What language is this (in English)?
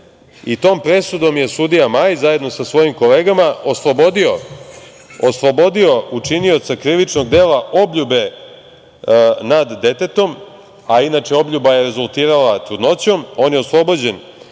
Serbian